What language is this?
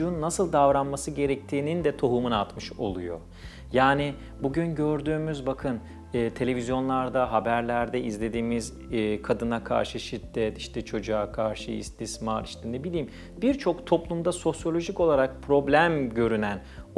Turkish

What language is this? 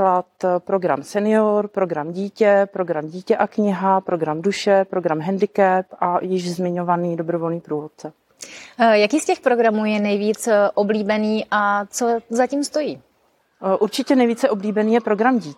Czech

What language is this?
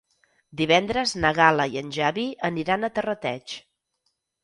Catalan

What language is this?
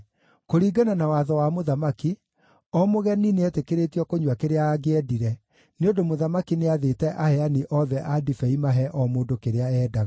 Kikuyu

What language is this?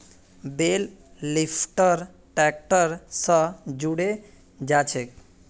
Magahi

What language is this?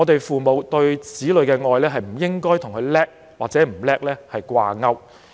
Cantonese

